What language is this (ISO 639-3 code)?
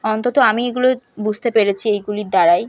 ben